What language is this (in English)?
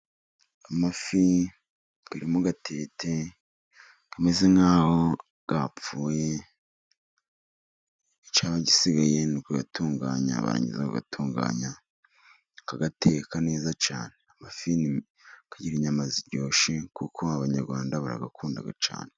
Kinyarwanda